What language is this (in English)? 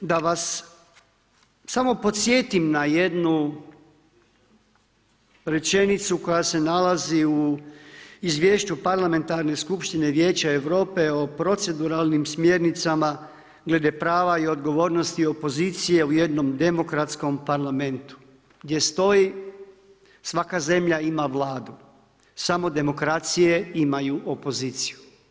Croatian